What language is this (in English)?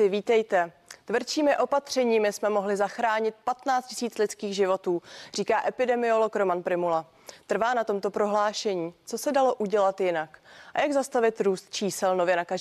Czech